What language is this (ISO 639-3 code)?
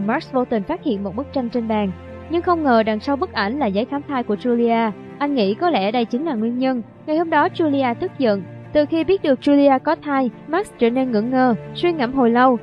vie